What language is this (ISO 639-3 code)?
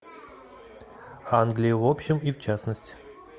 rus